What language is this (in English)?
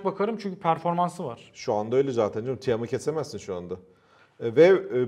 Turkish